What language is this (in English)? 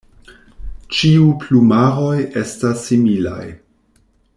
Esperanto